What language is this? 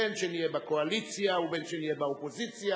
Hebrew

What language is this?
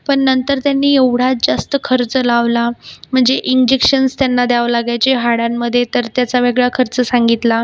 Marathi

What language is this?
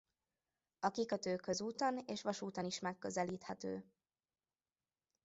Hungarian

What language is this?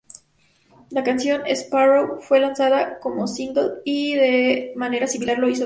Spanish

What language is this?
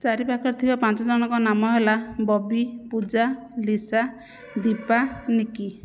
Odia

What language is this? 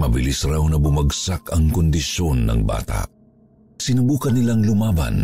Filipino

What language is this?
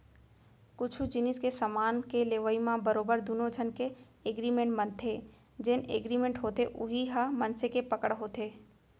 Chhattisgarhi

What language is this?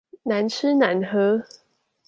Chinese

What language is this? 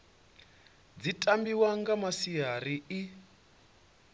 Venda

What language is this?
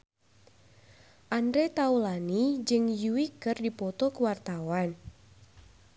Sundanese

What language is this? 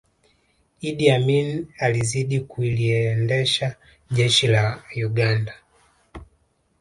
Swahili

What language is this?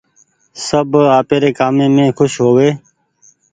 Goaria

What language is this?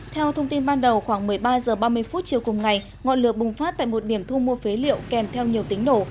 Vietnamese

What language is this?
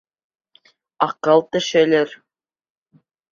Bashkir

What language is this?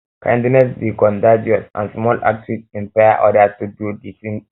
Nigerian Pidgin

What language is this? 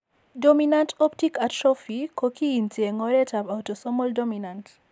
Kalenjin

